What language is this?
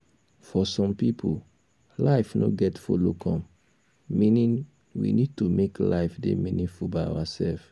Nigerian Pidgin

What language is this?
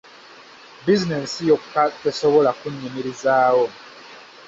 Ganda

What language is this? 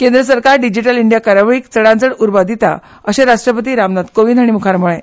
Konkani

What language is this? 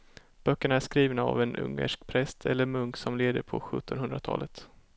Swedish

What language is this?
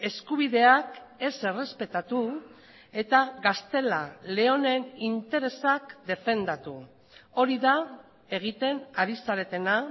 Basque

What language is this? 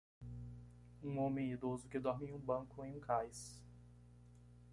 Portuguese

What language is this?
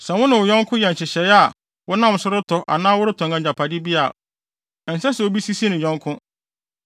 Akan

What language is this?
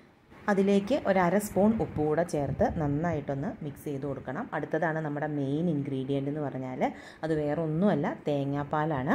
Thai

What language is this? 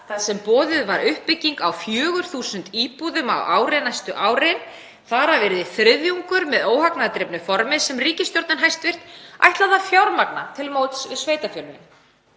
Icelandic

